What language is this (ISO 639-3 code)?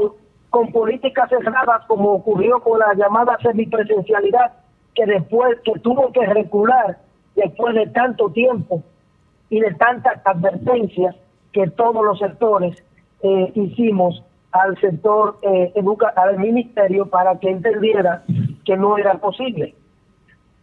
spa